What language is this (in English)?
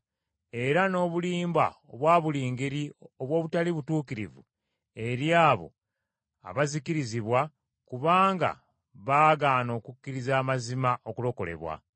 Ganda